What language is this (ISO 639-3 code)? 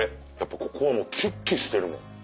jpn